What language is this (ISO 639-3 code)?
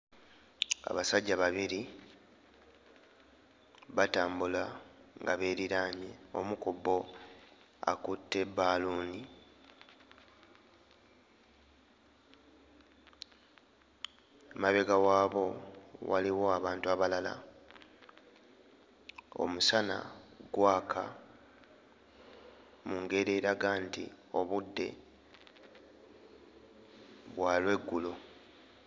lug